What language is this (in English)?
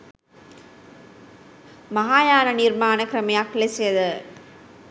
Sinhala